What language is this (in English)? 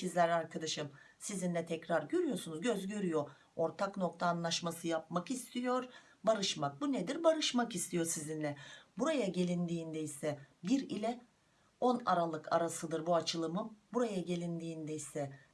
Turkish